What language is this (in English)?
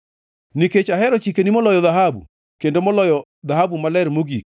Luo (Kenya and Tanzania)